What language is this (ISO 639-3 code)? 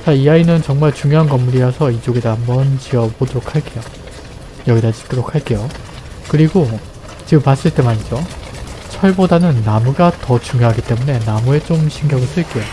kor